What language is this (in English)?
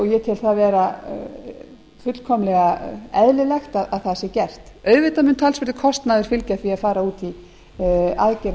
Icelandic